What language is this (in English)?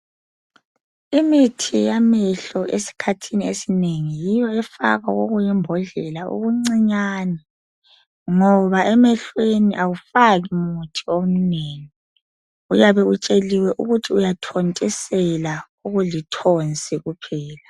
North Ndebele